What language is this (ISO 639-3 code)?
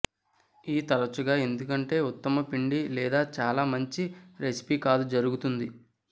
tel